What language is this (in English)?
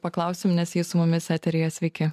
Lithuanian